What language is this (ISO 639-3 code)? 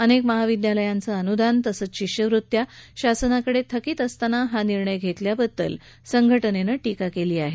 mar